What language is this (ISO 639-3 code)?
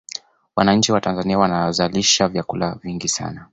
swa